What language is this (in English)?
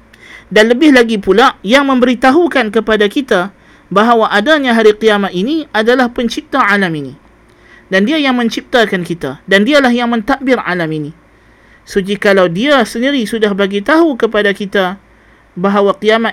Malay